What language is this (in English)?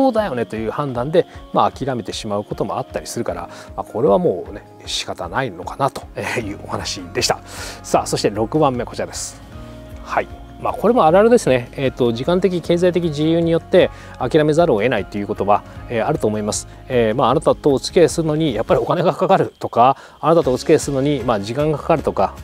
Japanese